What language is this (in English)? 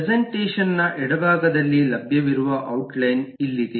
Kannada